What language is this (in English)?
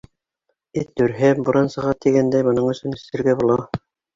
Bashkir